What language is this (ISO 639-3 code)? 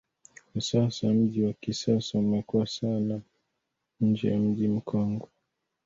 swa